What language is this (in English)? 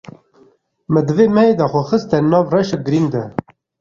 Kurdish